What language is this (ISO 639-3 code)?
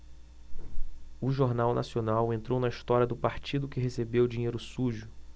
por